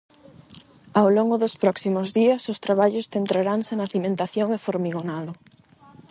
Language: Galician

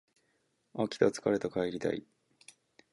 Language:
Japanese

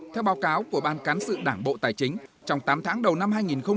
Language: Vietnamese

